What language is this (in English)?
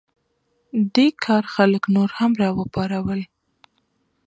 Pashto